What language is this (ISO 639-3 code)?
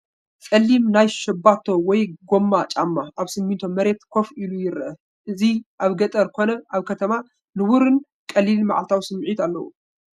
tir